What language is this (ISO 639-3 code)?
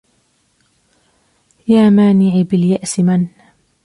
ara